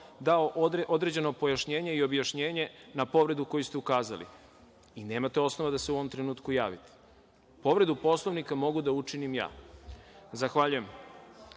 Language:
Serbian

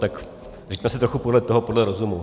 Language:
Czech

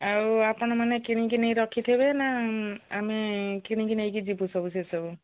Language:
Odia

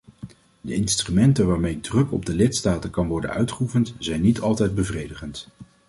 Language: Dutch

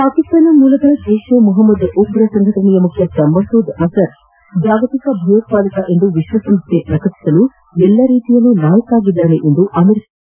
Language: Kannada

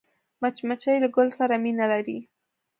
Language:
Pashto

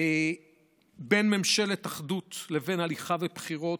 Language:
Hebrew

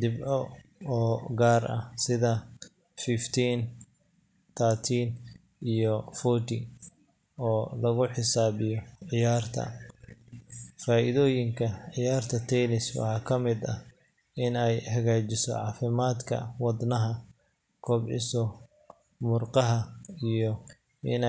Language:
Somali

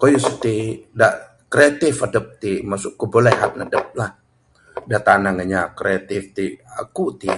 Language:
Bukar-Sadung Bidayuh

